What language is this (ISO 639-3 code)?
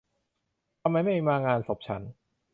tha